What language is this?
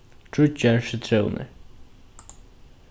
Faroese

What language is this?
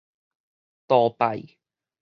Min Nan Chinese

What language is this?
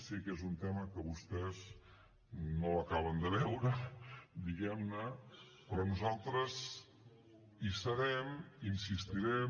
Catalan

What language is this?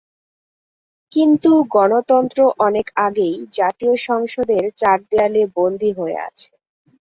Bangla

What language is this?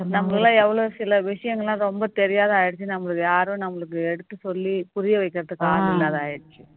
Tamil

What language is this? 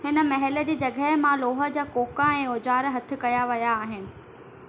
Sindhi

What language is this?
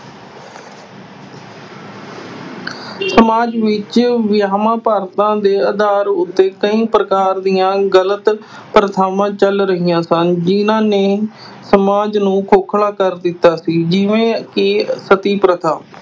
Punjabi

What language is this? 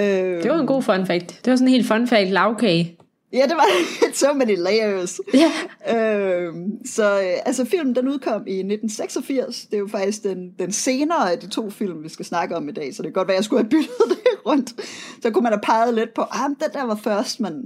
Danish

